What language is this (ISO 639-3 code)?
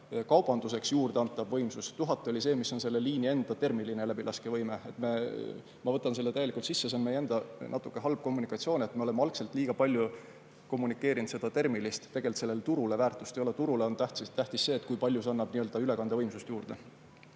est